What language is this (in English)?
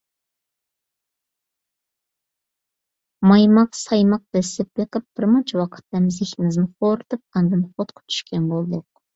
Uyghur